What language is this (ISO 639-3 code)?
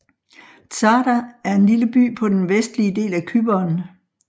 dan